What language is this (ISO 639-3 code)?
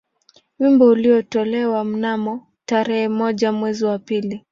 swa